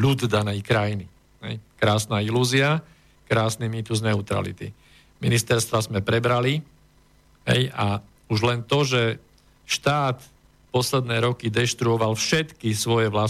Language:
Slovak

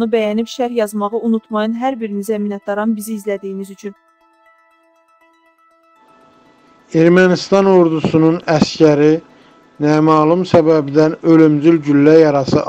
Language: Turkish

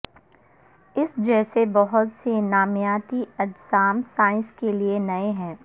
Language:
Urdu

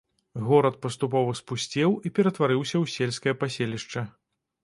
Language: Belarusian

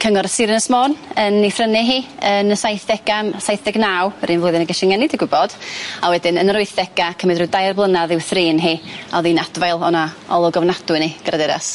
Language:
Welsh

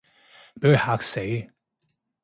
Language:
Cantonese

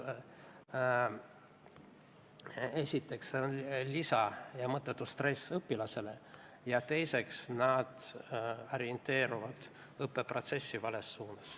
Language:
Estonian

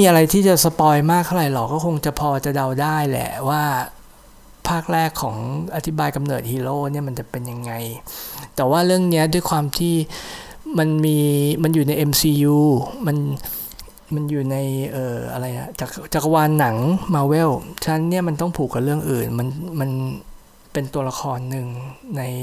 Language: Thai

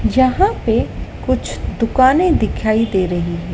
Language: Hindi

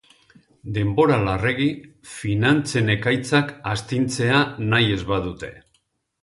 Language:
Basque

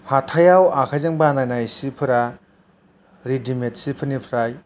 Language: Bodo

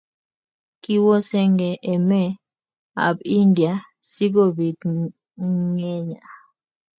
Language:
Kalenjin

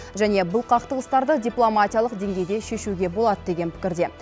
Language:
Kazakh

